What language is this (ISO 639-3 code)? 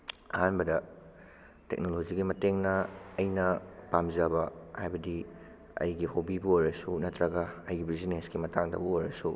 mni